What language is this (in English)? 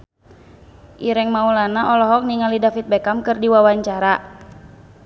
Sundanese